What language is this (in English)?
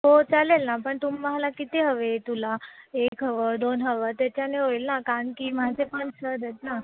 Marathi